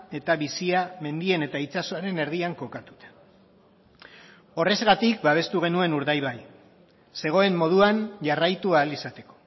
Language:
Basque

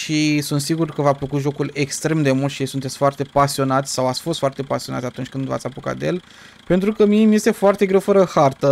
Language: Romanian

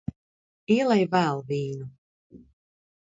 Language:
Latvian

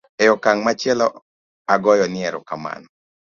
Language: Luo (Kenya and Tanzania)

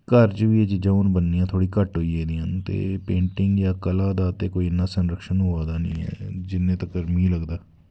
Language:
Dogri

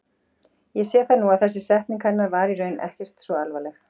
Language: Icelandic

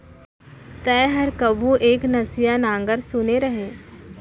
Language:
Chhattisgarhi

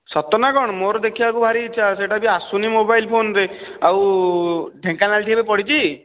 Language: Odia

